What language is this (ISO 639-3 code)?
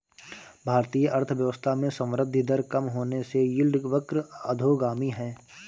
hin